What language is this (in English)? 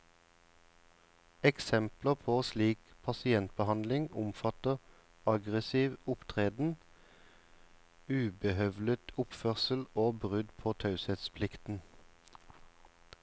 Norwegian